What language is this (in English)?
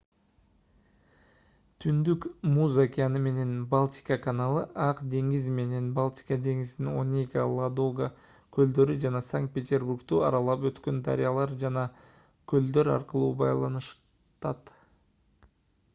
Kyrgyz